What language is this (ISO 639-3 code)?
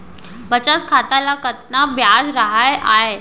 hne